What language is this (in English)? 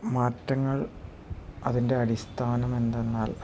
Malayalam